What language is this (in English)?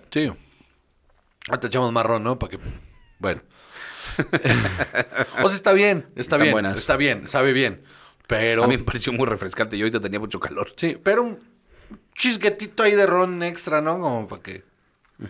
Spanish